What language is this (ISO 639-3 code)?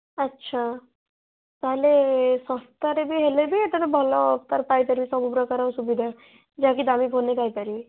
ori